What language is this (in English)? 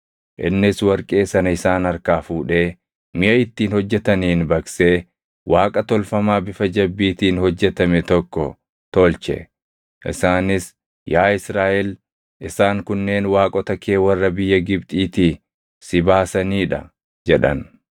Oromo